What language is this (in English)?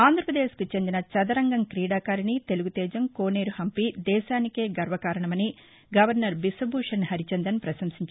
Telugu